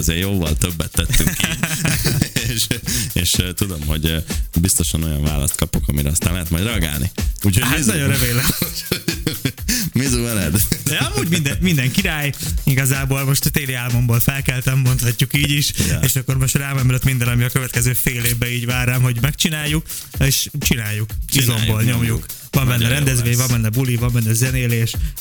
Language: Hungarian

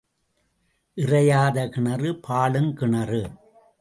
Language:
Tamil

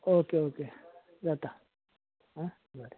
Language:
Konkani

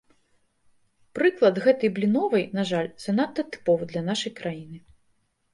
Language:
Belarusian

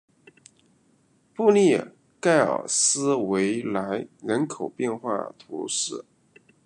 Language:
Chinese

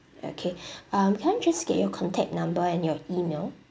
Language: English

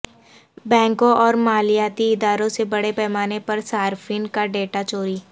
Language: Urdu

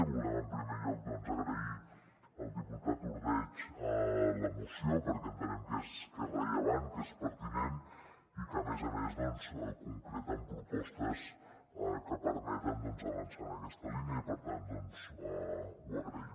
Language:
Catalan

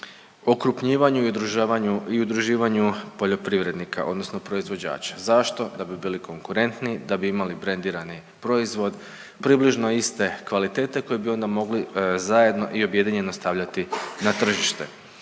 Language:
Croatian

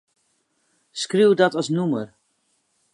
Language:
Western Frisian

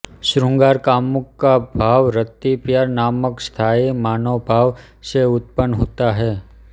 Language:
Hindi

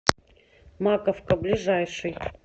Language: Russian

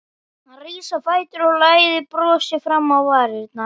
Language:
Icelandic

